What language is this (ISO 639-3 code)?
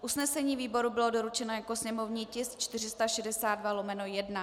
ces